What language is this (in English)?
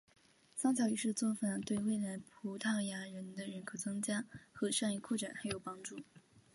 Chinese